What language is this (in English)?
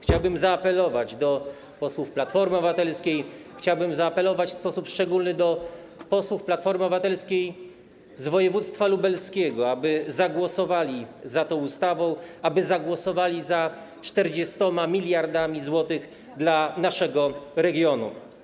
Polish